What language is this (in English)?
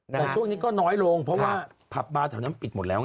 Thai